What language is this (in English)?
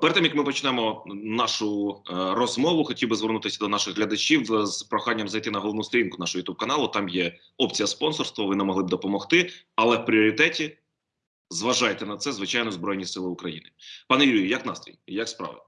Ukrainian